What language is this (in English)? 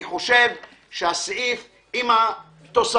Hebrew